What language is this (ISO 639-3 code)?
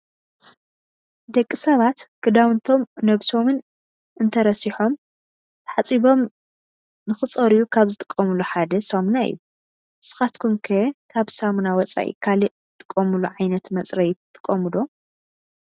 tir